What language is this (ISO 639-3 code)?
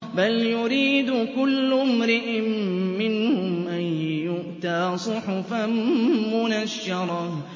ara